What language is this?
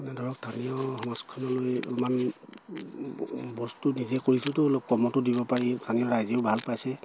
Assamese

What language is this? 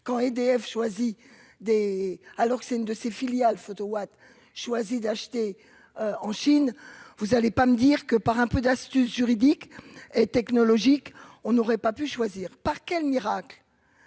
French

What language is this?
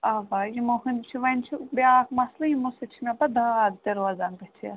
Kashmiri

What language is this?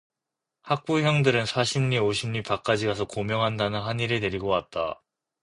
Korean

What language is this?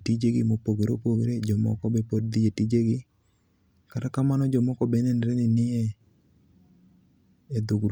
Luo (Kenya and Tanzania)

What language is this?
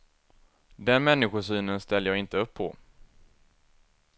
Swedish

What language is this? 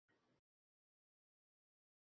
Uzbek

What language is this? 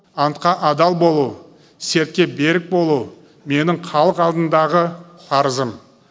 Kazakh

